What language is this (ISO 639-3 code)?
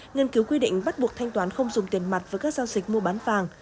vie